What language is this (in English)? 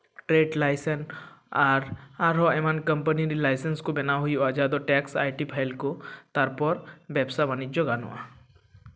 Santali